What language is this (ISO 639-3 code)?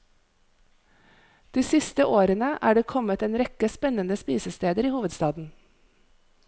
nor